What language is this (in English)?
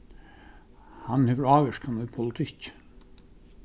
Faroese